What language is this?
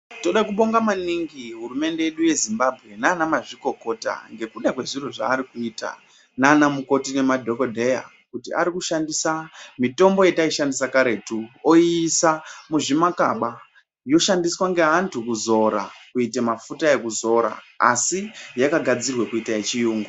Ndau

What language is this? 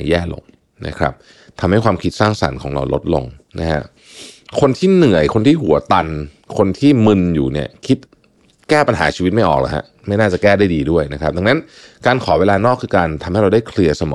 Thai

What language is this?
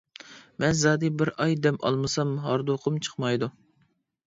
Uyghur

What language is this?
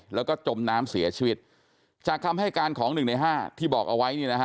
Thai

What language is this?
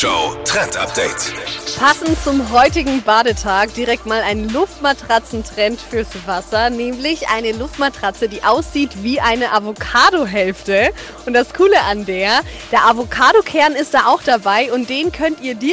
German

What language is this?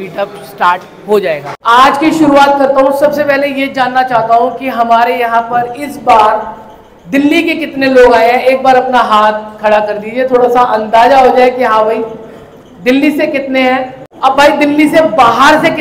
Hindi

